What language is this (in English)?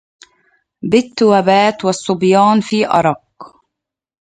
Arabic